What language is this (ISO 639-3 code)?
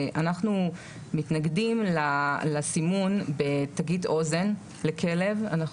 heb